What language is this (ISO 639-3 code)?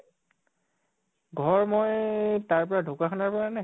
asm